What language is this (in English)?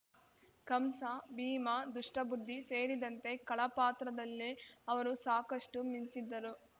Kannada